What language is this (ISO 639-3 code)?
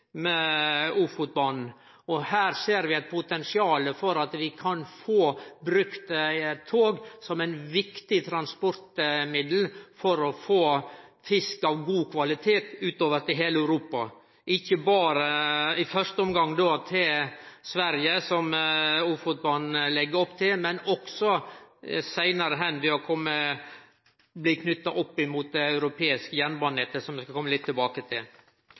nno